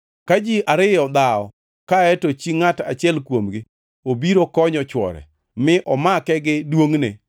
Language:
Luo (Kenya and Tanzania)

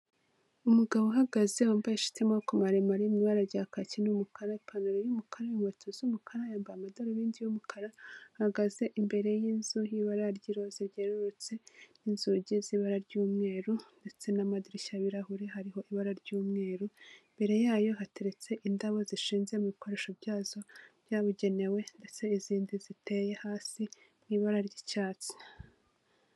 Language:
Kinyarwanda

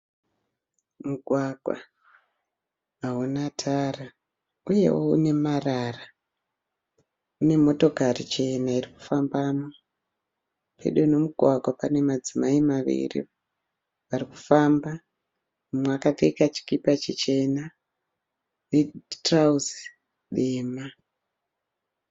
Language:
Shona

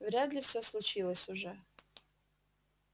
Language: Russian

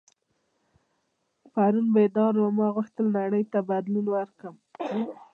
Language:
Pashto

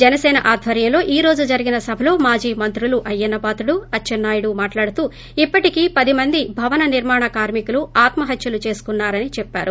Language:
Telugu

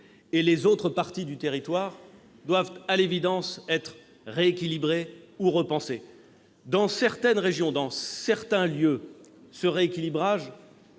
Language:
French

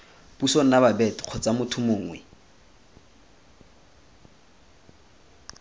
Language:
Tswana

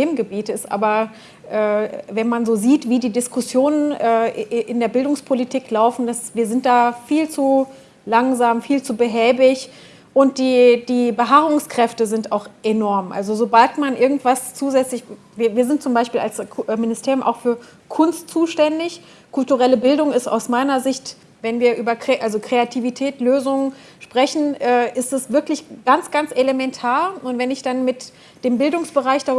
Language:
German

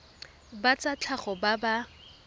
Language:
Tswana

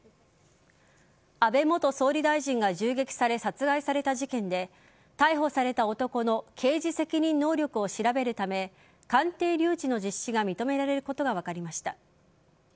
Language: Japanese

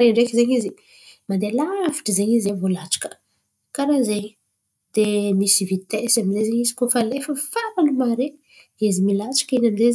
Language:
Antankarana Malagasy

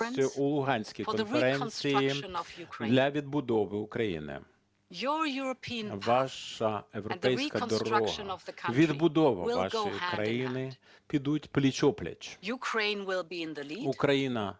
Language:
Ukrainian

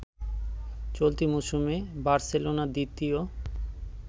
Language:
Bangla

